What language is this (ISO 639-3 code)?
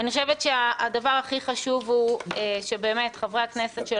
heb